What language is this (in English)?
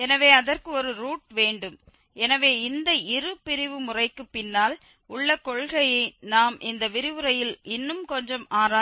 Tamil